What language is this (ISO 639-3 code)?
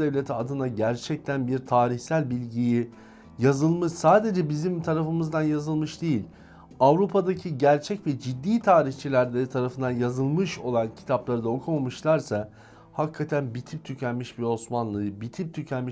tur